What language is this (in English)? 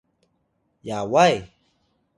Atayal